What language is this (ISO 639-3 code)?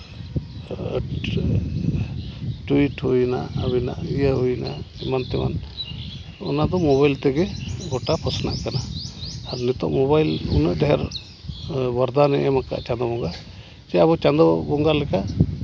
sat